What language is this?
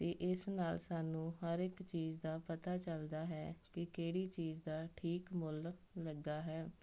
Punjabi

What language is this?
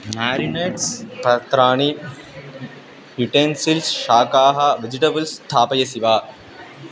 Sanskrit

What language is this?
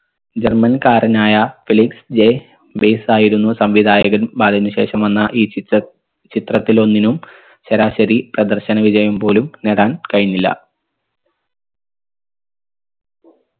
Malayalam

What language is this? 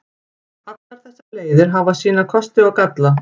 Icelandic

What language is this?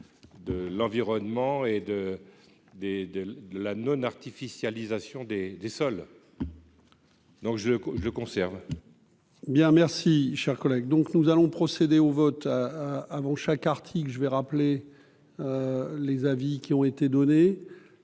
French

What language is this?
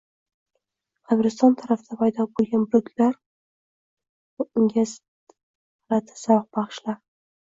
Uzbek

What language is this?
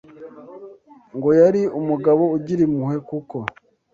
Kinyarwanda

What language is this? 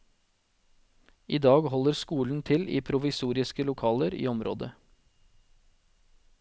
Norwegian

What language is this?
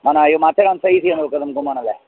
Sindhi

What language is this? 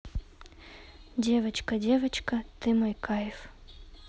Russian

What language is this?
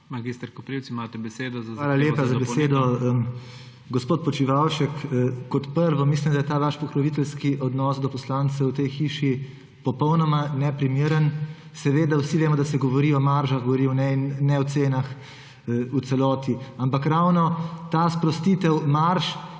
Slovenian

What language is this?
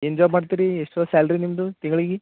Kannada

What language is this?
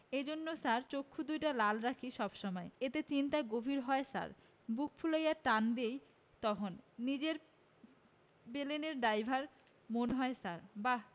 Bangla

